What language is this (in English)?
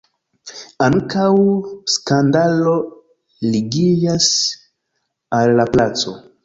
Esperanto